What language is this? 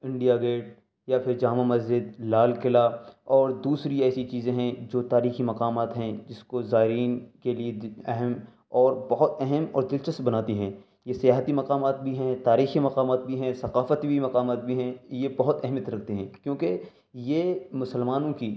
Urdu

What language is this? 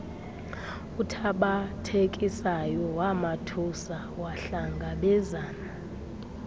Xhosa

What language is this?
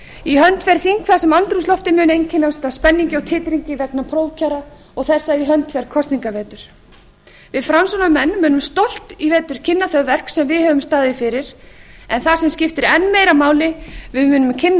Icelandic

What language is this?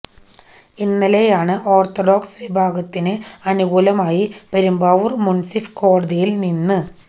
Malayalam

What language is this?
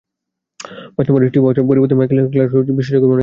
Bangla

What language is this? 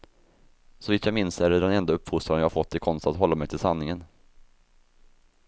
Swedish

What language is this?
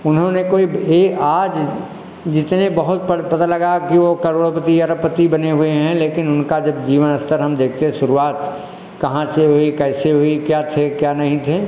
Hindi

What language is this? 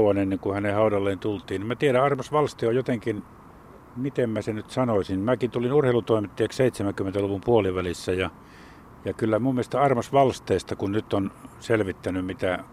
Finnish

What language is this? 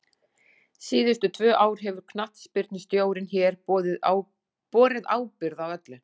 Icelandic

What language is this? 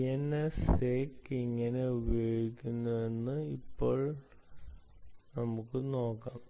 Malayalam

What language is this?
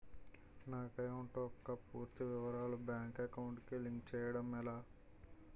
Telugu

